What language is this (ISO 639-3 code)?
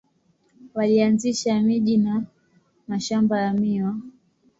swa